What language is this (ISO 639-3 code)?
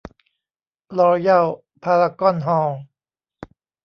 tha